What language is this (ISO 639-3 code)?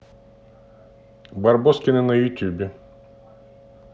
rus